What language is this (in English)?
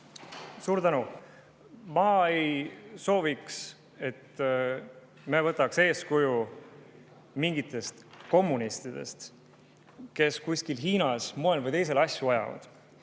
Estonian